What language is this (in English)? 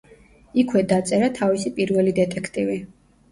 Georgian